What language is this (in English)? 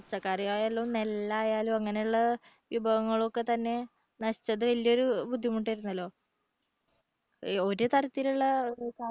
Malayalam